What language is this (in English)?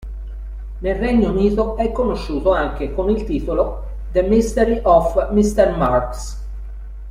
Italian